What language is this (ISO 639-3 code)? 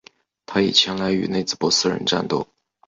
zho